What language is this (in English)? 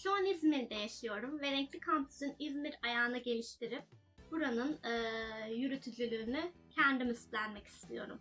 Turkish